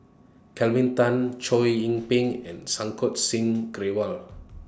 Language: English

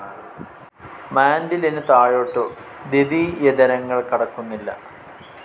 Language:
Malayalam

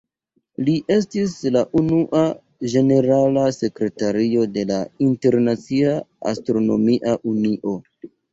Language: Esperanto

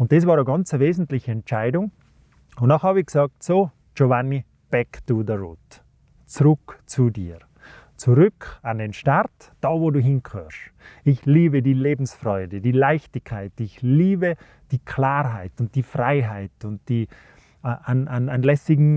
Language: German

